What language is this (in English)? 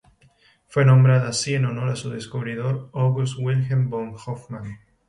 Spanish